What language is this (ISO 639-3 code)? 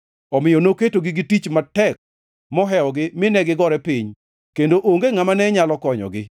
luo